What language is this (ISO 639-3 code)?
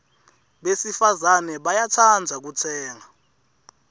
ssw